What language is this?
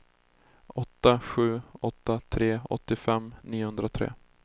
Swedish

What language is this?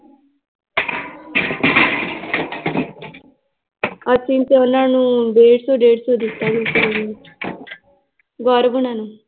Punjabi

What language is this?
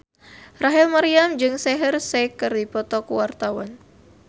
Sundanese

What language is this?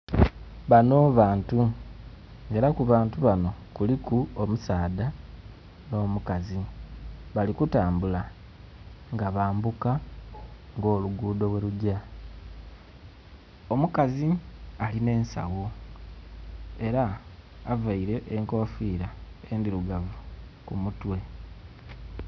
Soga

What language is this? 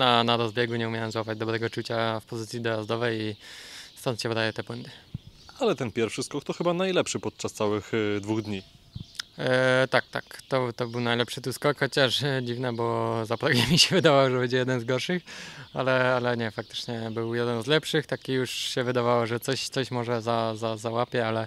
Polish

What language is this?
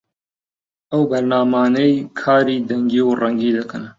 Central Kurdish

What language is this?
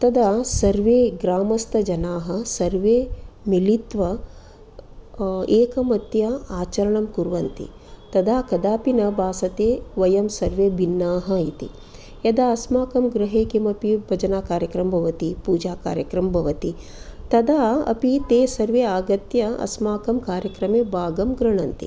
Sanskrit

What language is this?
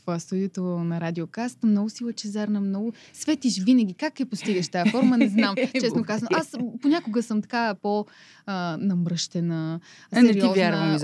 Bulgarian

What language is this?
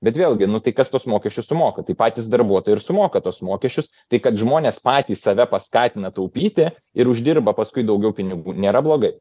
Lithuanian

